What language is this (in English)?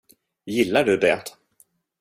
Swedish